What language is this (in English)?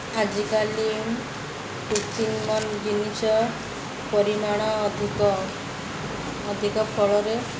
Odia